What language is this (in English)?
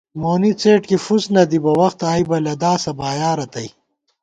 Gawar-Bati